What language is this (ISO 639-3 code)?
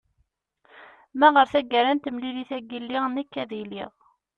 kab